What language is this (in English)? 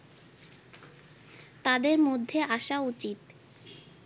Bangla